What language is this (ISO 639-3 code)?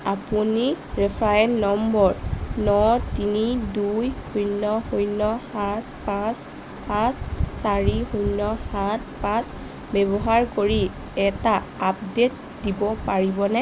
asm